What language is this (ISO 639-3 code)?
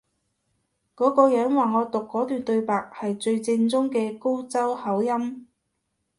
yue